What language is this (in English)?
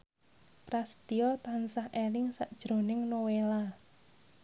Javanese